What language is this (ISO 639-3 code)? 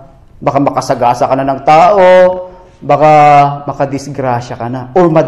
fil